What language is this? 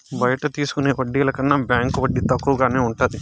Telugu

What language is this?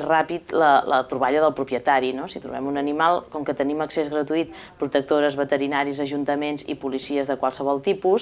Catalan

